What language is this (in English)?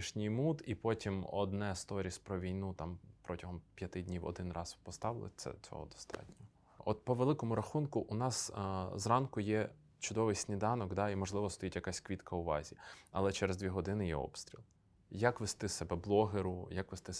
Ukrainian